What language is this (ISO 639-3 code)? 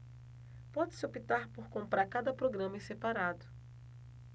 por